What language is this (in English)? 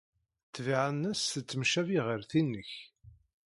Kabyle